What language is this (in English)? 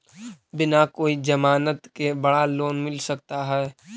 Magahi